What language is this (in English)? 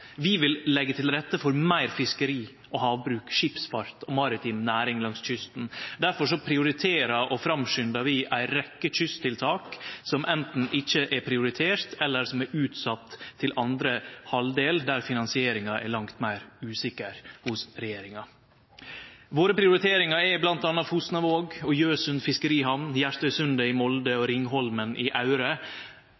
Norwegian Nynorsk